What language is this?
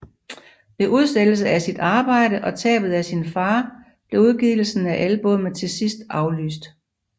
Danish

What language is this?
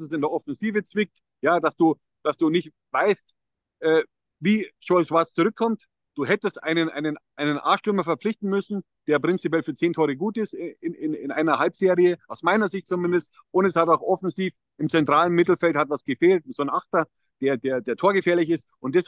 German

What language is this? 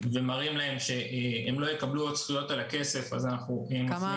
Hebrew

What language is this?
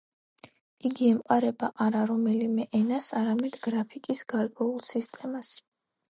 Georgian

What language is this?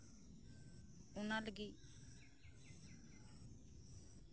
Santali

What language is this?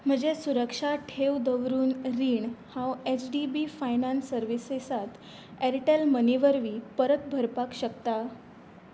Konkani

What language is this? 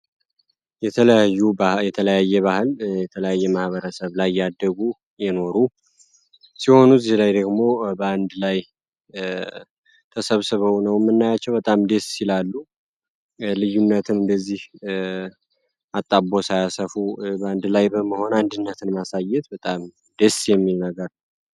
Amharic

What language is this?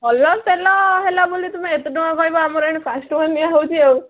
Odia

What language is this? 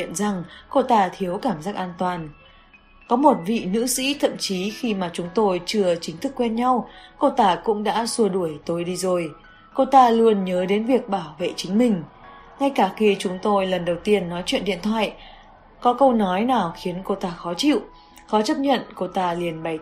Vietnamese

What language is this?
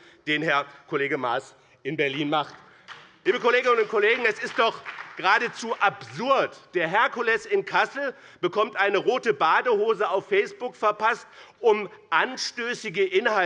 German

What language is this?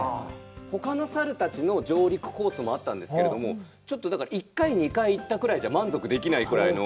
Japanese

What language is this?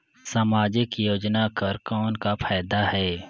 Chhattisgarhi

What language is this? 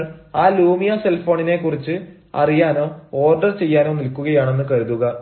Malayalam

